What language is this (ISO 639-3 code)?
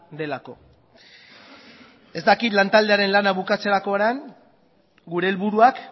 eus